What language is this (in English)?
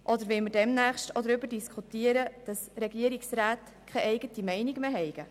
Swiss German